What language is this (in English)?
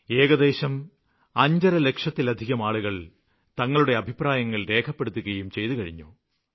Malayalam